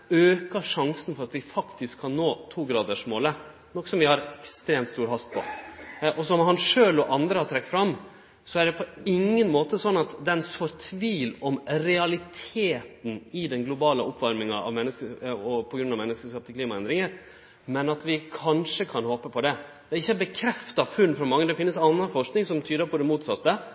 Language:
Norwegian Nynorsk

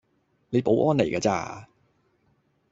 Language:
Cantonese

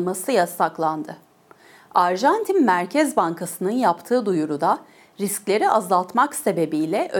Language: Turkish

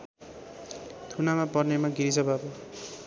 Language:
Nepali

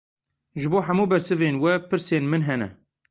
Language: Kurdish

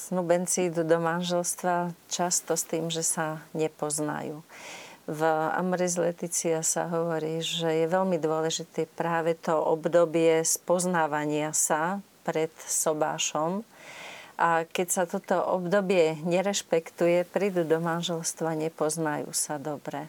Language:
Slovak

